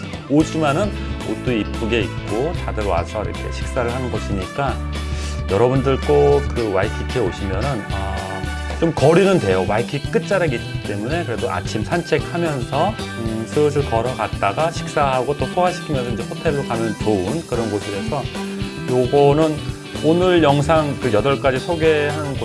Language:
Korean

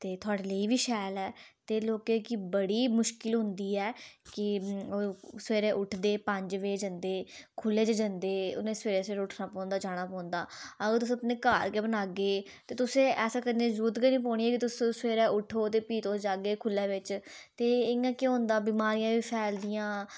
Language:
Dogri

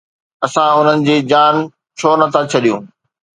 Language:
Sindhi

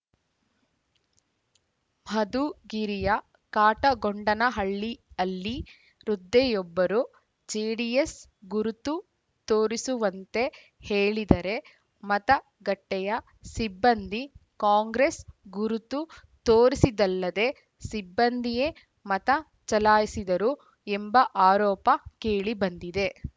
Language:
Kannada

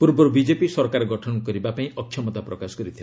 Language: Odia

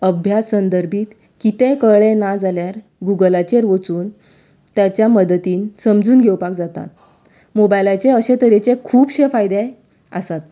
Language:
Konkani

